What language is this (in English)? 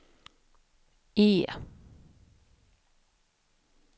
Swedish